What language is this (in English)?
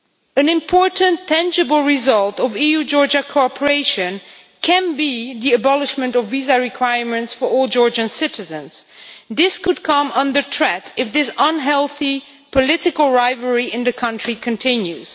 English